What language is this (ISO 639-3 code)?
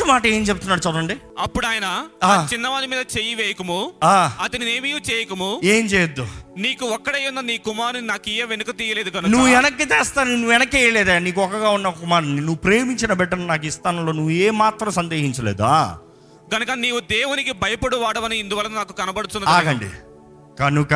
tel